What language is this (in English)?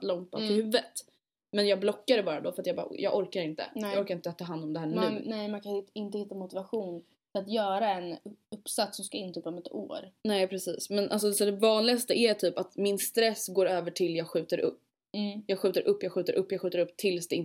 Swedish